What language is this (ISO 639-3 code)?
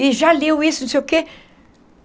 por